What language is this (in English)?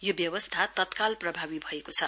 Nepali